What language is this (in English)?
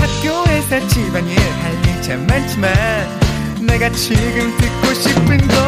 Korean